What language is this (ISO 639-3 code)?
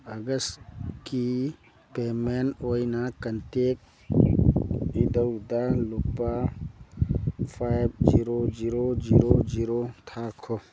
mni